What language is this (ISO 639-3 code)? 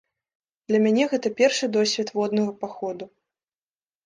bel